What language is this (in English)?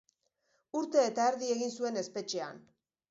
Basque